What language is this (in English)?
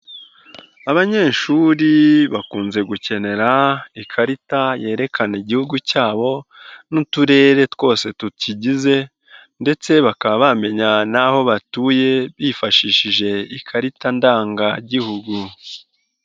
Kinyarwanda